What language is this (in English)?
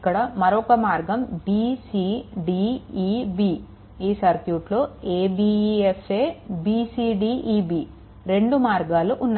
Telugu